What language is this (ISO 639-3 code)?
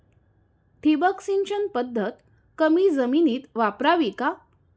mar